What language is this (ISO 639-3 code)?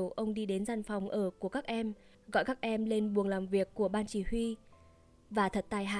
vie